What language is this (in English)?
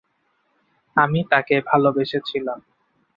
Bangla